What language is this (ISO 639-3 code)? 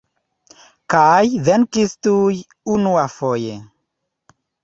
epo